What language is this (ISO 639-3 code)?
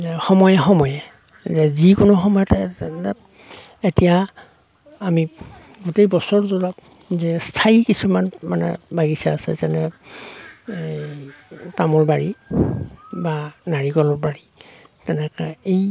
asm